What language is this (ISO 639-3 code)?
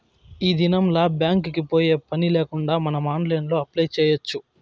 tel